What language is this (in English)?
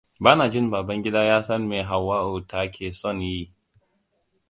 Hausa